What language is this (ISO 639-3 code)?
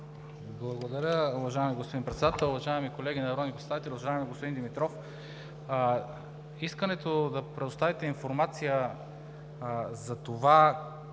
bul